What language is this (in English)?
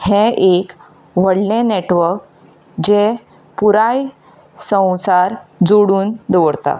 Konkani